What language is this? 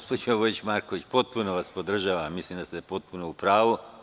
Serbian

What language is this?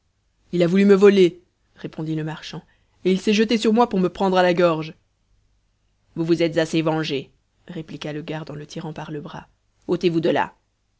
French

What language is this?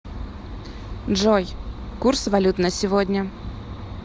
Russian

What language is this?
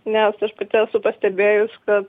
Lithuanian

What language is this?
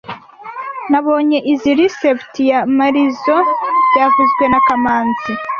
Kinyarwanda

